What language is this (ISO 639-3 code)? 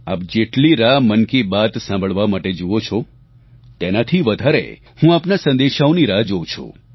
guj